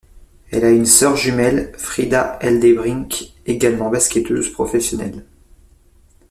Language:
French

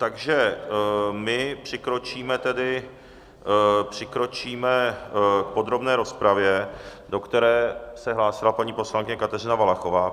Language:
Czech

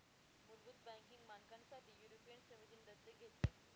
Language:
Marathi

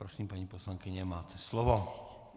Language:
Czech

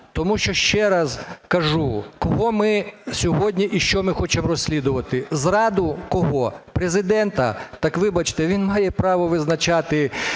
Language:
Ukrainian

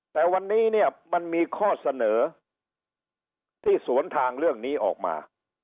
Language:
Thai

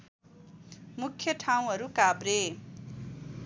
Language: Nepali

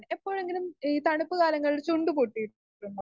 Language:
Malayalam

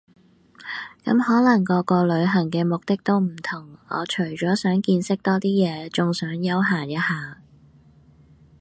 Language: Cantonese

